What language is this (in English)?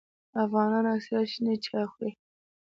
Pashto